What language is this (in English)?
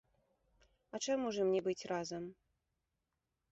Belarusian